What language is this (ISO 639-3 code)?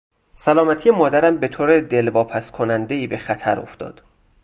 fas